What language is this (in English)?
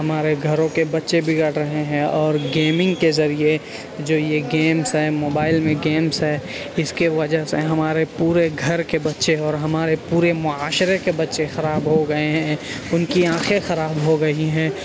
Urdu